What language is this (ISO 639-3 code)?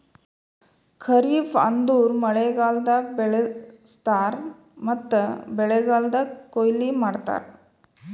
kan